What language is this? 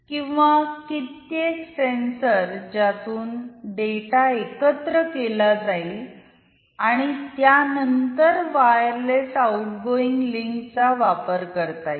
Marathi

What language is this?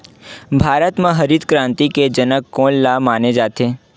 Chhattisgarhi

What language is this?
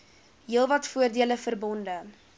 Afrikaans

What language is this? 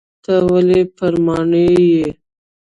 Pashto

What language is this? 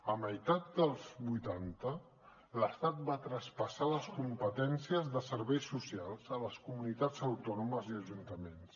Catalan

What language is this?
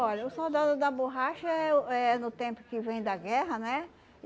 Portuguese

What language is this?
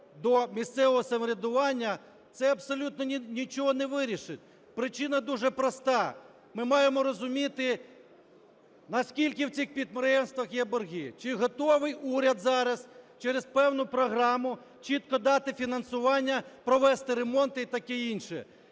Ukrainian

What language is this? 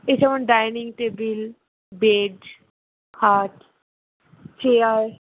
Bangla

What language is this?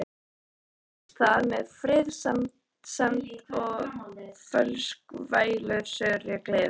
Icelandic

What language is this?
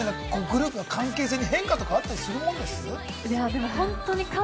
Japanese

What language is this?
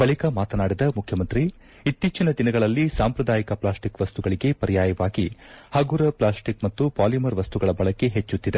Kannada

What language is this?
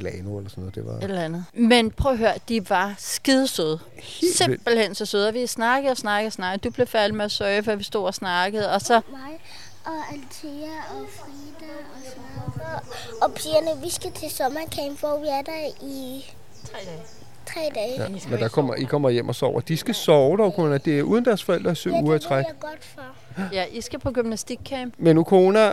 Danish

